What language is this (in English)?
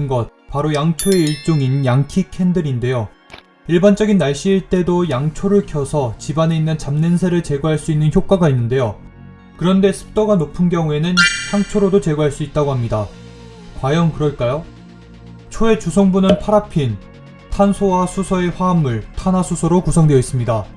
Korean